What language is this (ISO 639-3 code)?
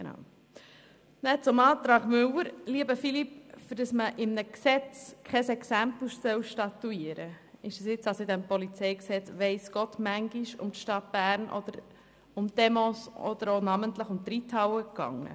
gsw